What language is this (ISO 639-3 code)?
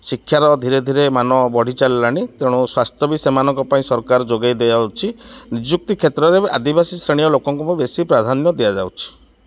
ori